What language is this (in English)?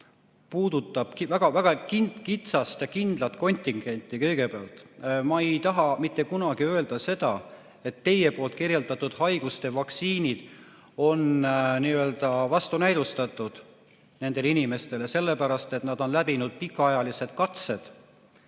Estonian